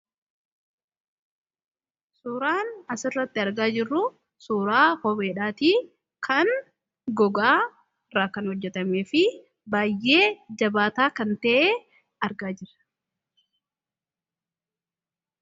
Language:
Oromo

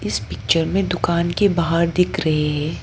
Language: Hindi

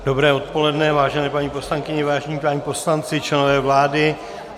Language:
Czech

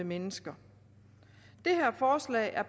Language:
Danish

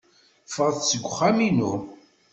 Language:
Kabyle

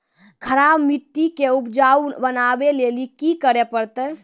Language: Maithili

